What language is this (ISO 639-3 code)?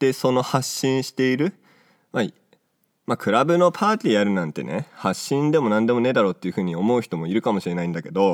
jpn